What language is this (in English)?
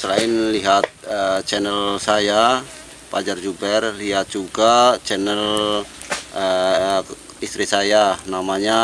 Indonesian